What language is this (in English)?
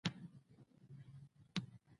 Pashto